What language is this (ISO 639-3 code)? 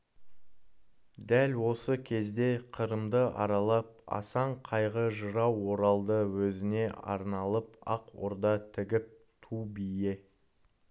kaz